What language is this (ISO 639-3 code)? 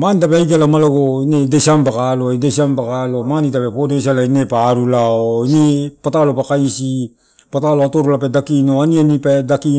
ttu